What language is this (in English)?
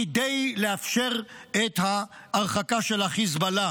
Hebrew